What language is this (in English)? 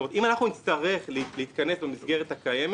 Hebrew